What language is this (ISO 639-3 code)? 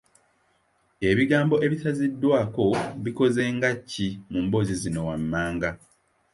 lug